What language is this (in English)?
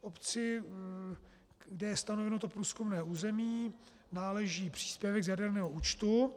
Czech